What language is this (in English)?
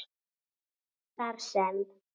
Icelandic